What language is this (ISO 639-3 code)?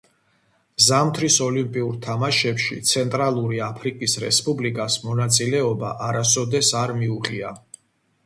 kat